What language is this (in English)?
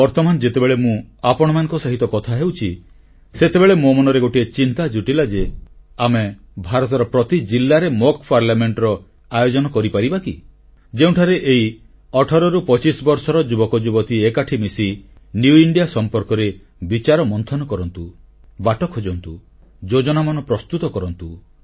Odia